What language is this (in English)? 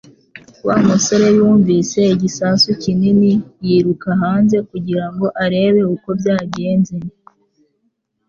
Kinyarwanda